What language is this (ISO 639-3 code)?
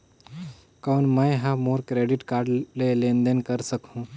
hne